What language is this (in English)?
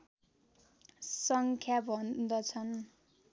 Nepali